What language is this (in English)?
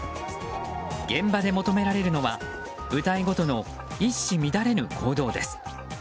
Japanese